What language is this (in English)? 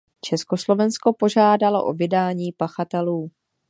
Czech